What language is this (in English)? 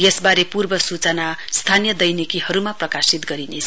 Nepali